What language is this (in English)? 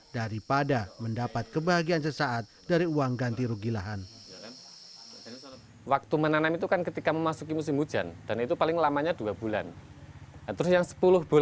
Indonesian